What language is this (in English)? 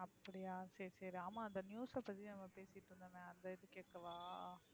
Tamil